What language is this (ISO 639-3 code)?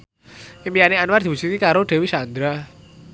jav